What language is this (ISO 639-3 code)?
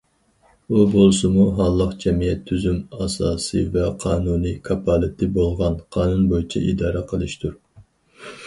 uig